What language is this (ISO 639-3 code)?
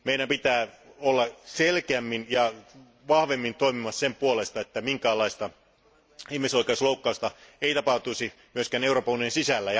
fin